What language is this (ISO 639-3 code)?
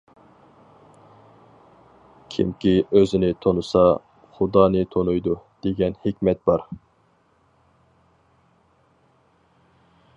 uig